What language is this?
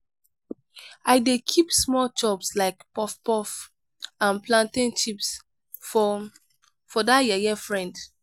Nigerian Pidgin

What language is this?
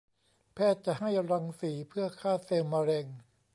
Thai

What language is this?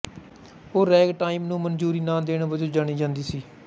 Punjabi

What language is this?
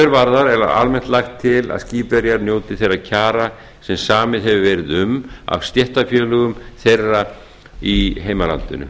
Icelandic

